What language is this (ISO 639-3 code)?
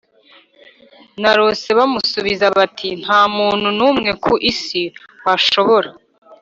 kin